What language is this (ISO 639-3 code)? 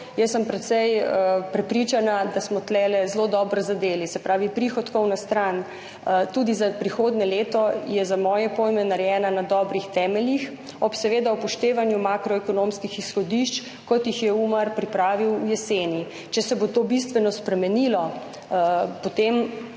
slv